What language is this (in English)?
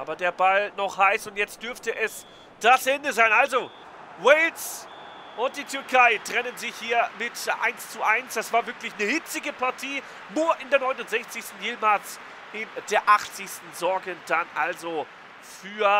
German